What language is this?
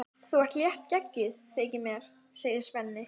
Icelandic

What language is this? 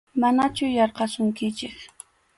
Arequipa-La Unión Quechua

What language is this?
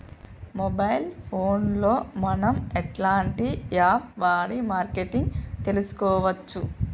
Telugu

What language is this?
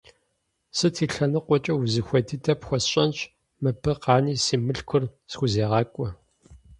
Kabardian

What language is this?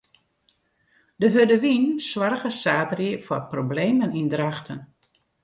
Western Frisian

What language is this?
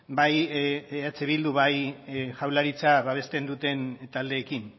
Basque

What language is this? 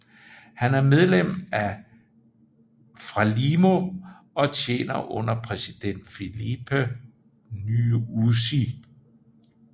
Danish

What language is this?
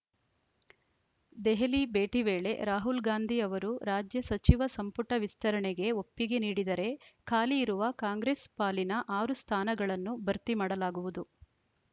Kannada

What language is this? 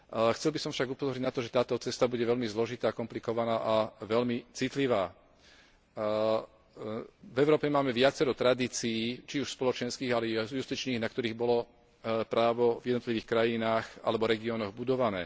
Slovak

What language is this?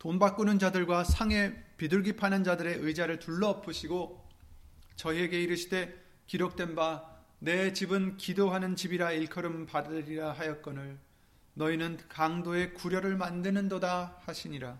Korean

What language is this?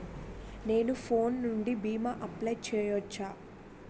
Telugu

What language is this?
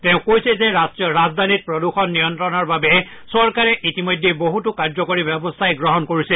Assamese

